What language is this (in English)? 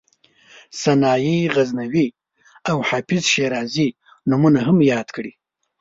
Pashto